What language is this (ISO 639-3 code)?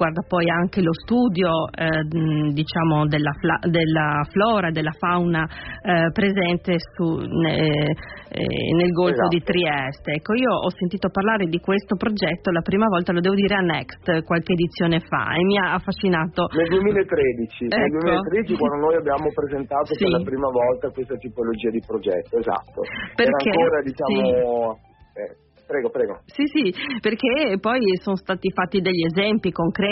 ita